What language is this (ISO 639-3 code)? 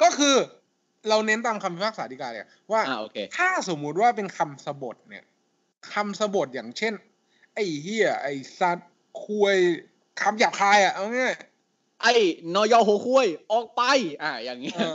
tha